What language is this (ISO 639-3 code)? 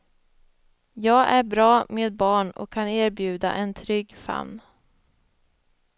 swe